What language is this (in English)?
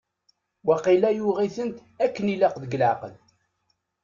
Kabyle